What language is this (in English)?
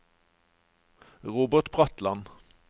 Norwegian